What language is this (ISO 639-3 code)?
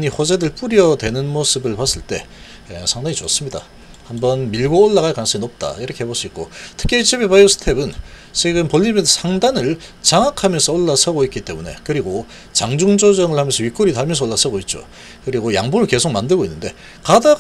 kor